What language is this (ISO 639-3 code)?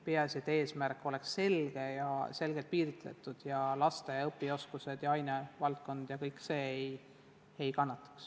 est